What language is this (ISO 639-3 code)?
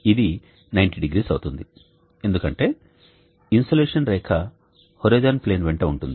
tel